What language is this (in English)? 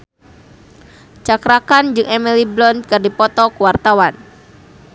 Sundanese